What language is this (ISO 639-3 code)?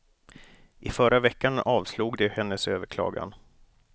swe